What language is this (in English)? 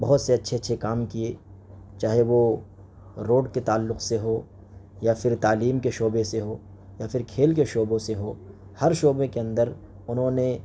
Urdu